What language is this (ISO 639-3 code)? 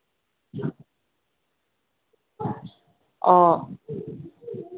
mni